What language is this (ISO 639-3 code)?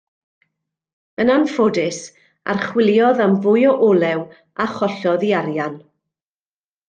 cym